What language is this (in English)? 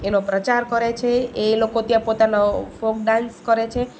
Gujarati